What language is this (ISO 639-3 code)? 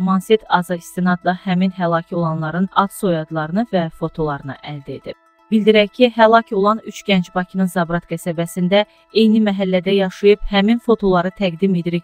tur